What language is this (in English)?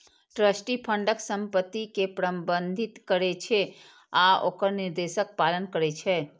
Maithili